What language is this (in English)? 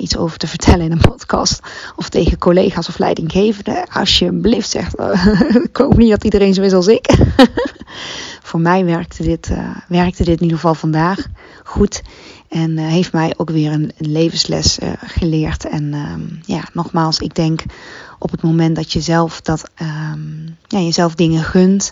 Dutch